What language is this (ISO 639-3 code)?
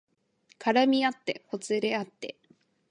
jpn